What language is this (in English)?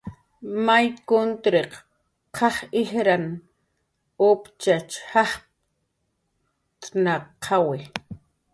Jaqaru